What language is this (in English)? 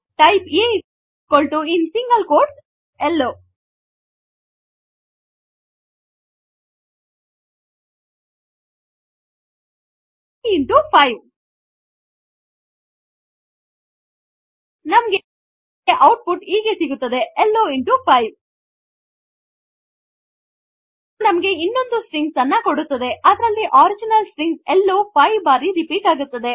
Kannada